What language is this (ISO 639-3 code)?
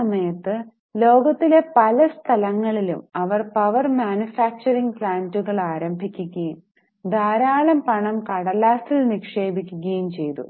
mal